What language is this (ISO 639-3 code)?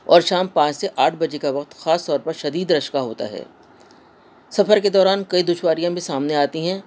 urd